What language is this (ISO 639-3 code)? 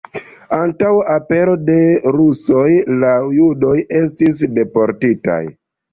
epo